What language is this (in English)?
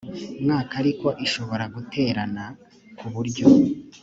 Kinyarwanda